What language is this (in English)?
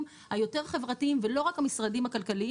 Hebrew